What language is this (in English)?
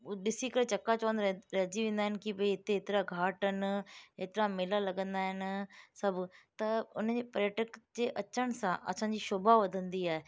Sindhi